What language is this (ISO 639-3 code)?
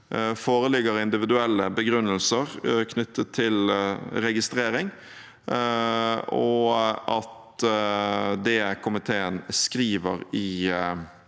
nor